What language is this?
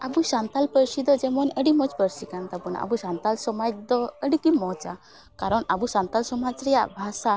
Santali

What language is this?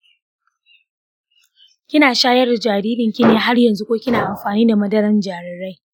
Hausa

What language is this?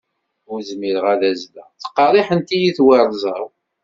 Kabyle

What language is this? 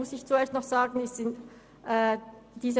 Swiss German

